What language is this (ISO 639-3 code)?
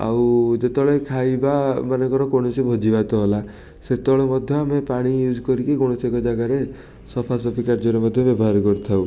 ori